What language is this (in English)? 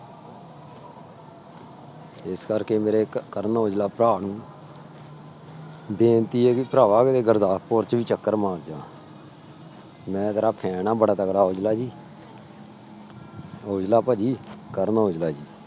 Punjabi